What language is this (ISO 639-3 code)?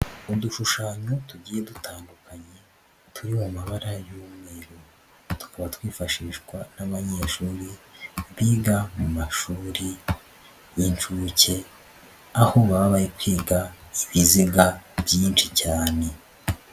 kin